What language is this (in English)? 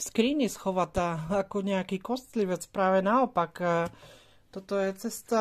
Slovak